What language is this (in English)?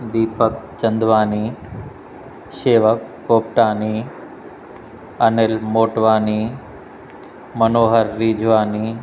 Sindhi